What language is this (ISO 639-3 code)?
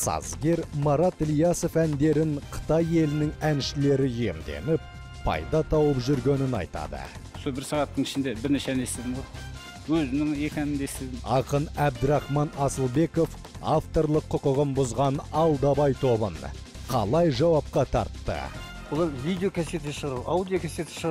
tur